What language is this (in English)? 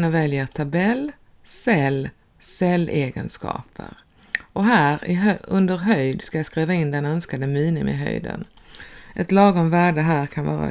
Swedish